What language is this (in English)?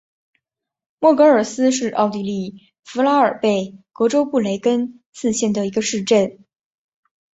Chinese